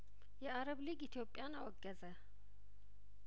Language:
Amharic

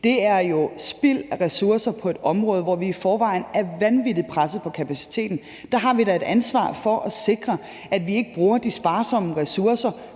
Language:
Danish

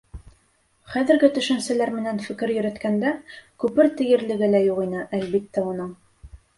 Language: Bashkir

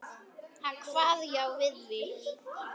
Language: Icelandic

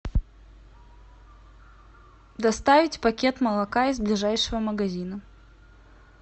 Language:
Russian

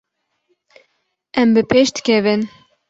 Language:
Kurdish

